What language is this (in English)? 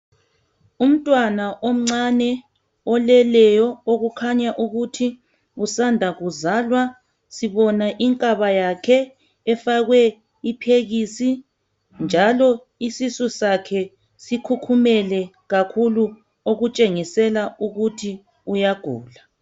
North Ndebele